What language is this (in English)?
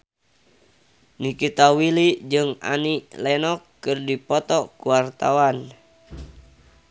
Sundanese